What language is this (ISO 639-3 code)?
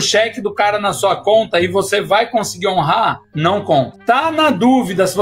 por